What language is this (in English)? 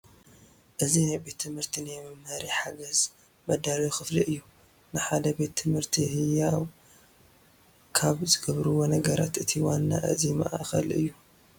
Tigrinya